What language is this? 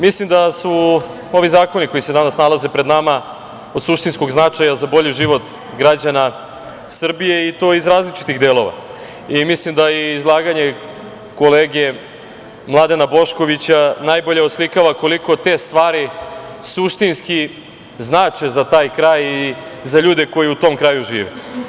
Serbian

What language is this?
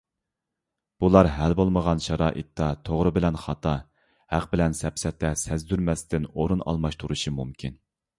Uyghur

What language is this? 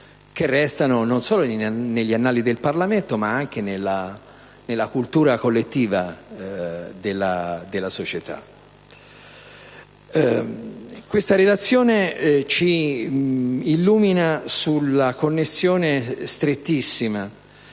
Italian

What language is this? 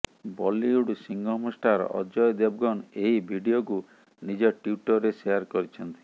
Odia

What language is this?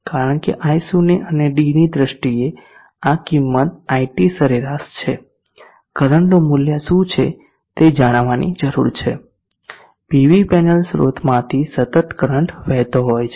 Gujarati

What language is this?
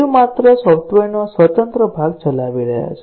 Gujarati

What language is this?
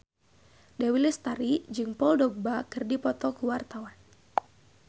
Sundanese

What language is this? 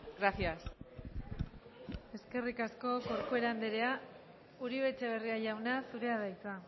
Basque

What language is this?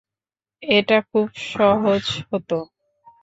Bangla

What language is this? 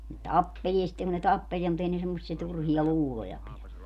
Finnish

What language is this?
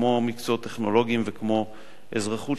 Hebrew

